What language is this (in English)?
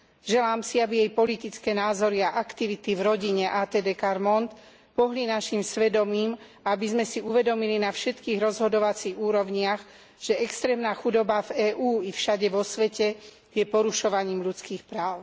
Slovak